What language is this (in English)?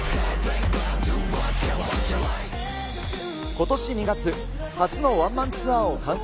Japanese